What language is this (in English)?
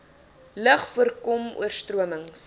Afrikaans